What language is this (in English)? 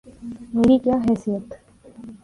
Urdu